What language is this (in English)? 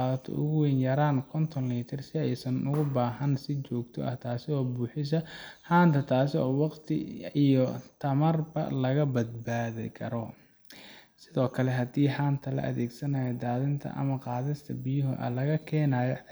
Somali